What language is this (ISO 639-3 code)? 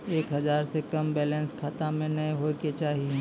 mai